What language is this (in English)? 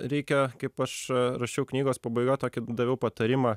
Lithuanian